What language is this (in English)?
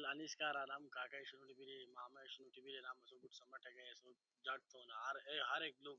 Ushojo